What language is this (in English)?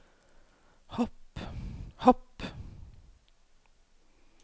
Norwegian